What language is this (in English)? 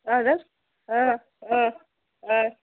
Kashmiri